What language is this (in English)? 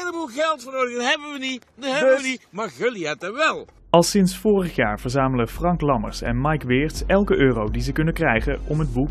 Dutch